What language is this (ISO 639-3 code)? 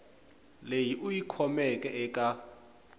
tso